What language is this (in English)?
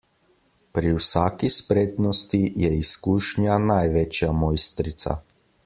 Slovenian